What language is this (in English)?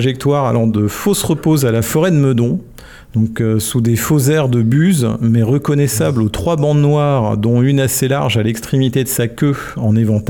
French